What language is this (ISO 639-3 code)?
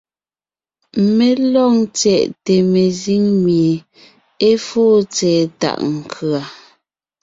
nnh